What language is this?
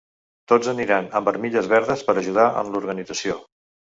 Catalan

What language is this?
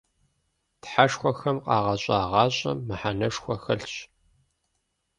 Kabardian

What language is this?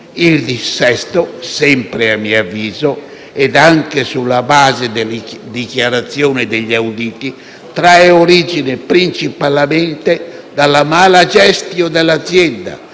Italian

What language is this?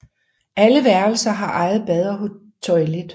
Danish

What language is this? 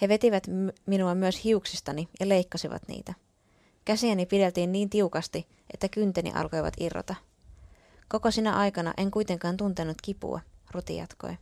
Finnish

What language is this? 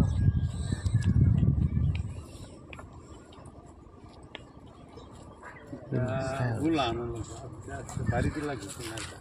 Romanian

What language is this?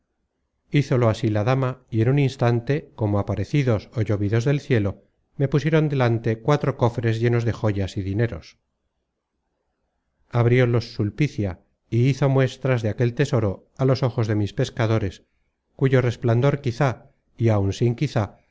Spanish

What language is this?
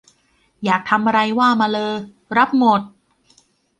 Thai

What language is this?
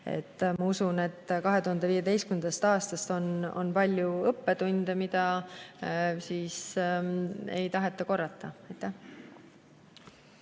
Estonian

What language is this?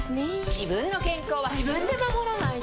Japanese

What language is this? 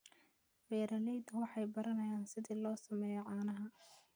Somali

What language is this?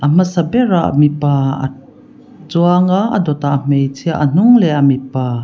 Mizo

